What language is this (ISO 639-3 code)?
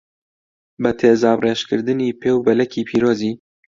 ckb